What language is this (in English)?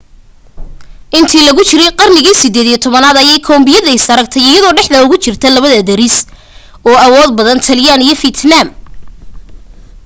Somali